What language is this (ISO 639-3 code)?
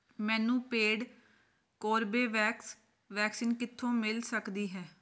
pan